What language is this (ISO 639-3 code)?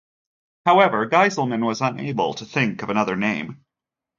eng